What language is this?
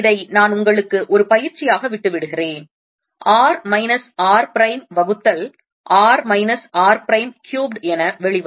Tamil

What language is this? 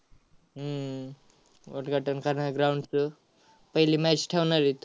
Marathi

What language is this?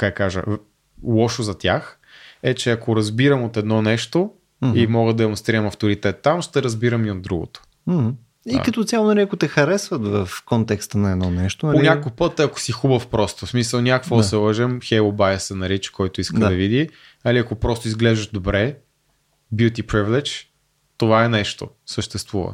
Bulgarian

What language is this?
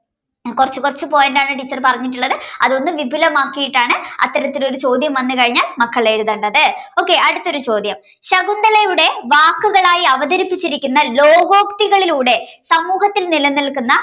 Malayalam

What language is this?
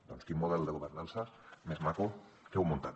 Catalan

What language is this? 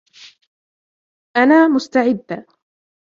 Arabic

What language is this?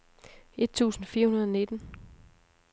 Danish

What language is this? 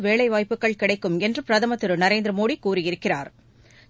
Tamil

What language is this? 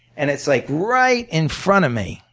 English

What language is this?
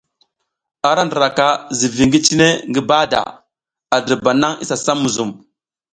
South Giziga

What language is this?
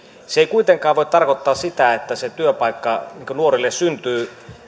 Finnish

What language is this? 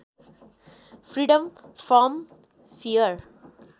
Nepali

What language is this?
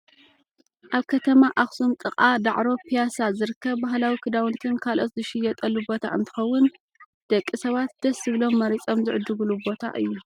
Tigrinya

